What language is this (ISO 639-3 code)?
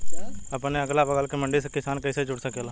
bho